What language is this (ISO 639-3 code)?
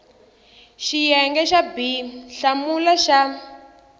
tso